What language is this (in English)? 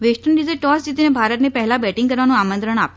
Gujarati